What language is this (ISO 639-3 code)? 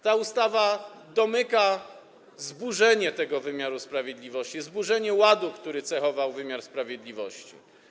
pol